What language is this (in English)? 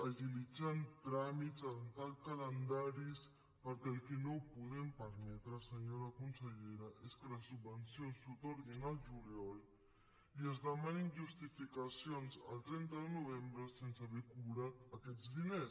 Catalan